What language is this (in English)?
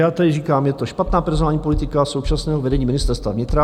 Czech